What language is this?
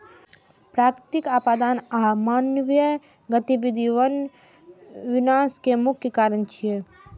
Maithili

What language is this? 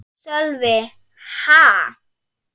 Icelandic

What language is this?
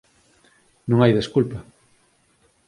Galician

